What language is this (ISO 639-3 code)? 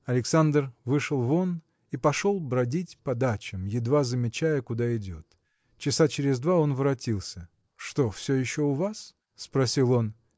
rus